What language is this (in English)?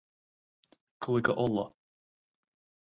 Irish